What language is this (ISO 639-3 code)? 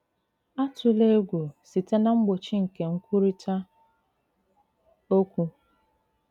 ibo